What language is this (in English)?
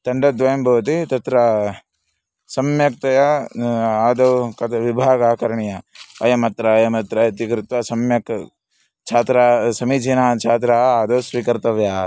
Sanskrit